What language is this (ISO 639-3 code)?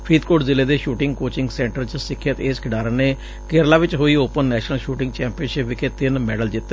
pan